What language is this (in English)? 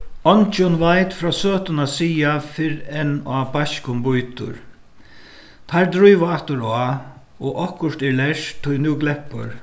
Faroese